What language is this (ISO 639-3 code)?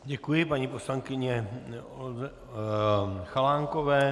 ces